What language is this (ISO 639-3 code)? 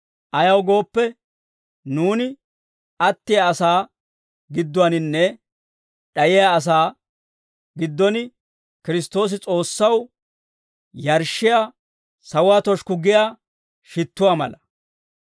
dwr